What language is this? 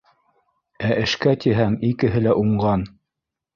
Bashkir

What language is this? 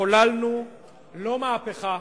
Hebrew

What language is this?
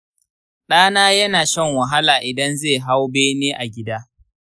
Hausa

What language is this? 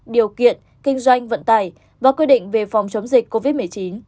Vietnamese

